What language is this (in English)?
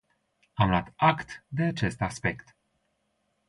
Romanian